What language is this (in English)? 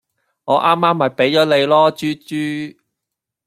Cantonese